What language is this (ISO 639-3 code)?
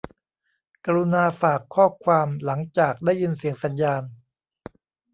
tha